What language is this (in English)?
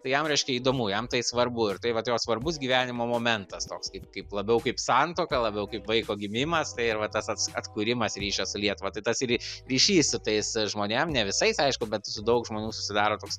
Lithuanian